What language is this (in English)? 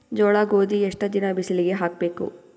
Kannada